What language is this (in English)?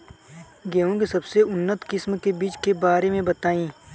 Bhojpuri